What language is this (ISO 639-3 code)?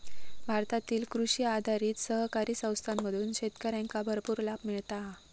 mar